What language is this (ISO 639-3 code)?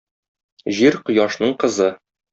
tat